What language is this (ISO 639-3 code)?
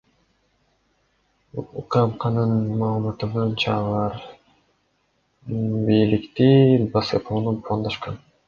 kir